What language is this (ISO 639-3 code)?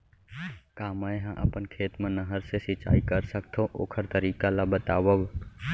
hne